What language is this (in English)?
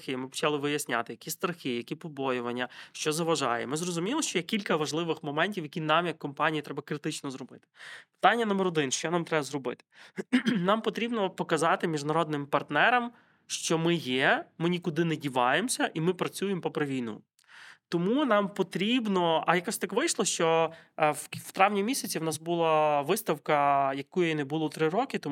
Ukrainian